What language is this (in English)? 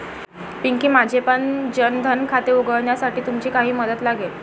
Marathi